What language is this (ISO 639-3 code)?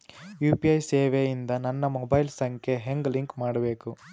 kan